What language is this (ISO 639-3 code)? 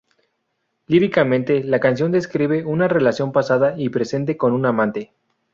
spa